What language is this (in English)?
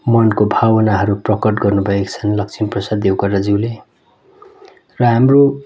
Nepali